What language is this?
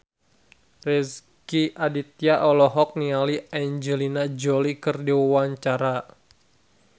Sundanese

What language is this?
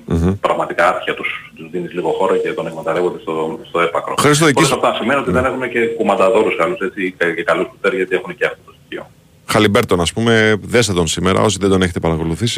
Greek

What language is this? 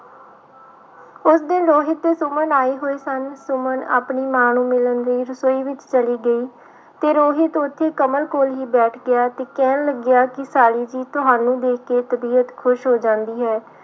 Punjabi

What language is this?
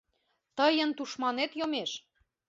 Mari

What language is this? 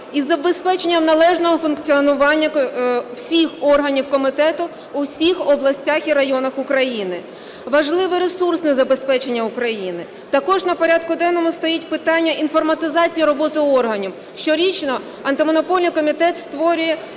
Ukrainian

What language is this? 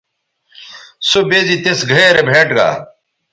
Bateri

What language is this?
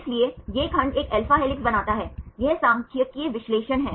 Hindi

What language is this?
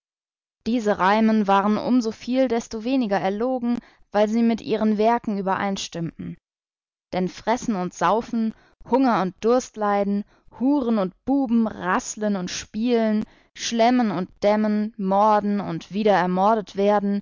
German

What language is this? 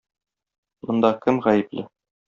Tatar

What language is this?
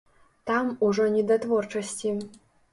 Belarusian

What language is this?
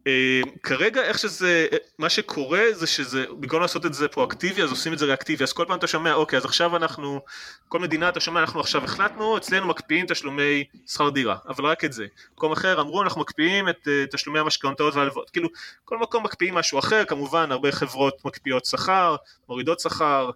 Hebrew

